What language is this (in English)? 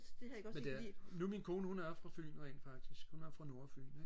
Danish